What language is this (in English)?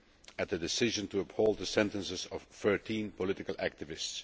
English